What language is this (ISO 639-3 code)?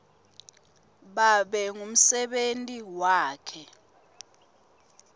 ssw